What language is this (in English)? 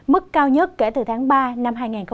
Vietnamese